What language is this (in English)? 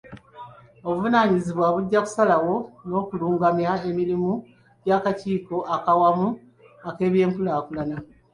Ganda